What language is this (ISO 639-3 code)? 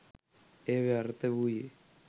sin